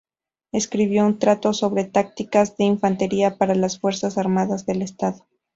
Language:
Spanish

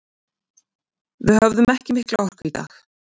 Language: Icelandic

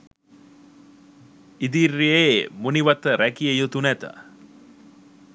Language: Sinhala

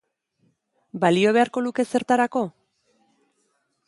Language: Basque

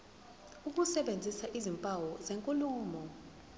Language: Zulu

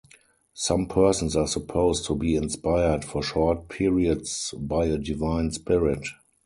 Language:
English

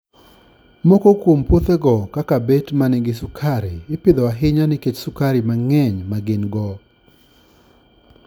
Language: Luo (Kenya and Tanzania)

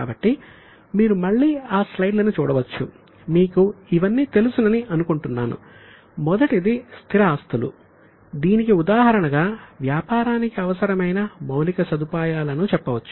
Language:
Telugu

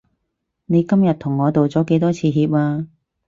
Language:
Cantonese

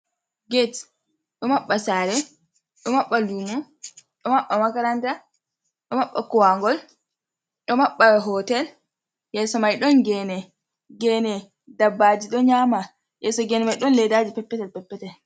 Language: Fula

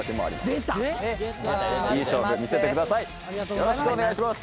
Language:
Japanese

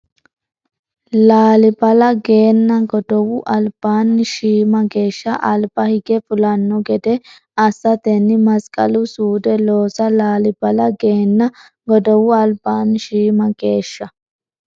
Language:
Sidamo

